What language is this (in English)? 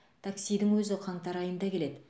Kazakh